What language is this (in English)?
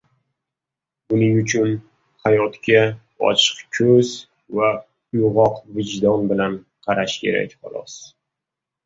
Uzbek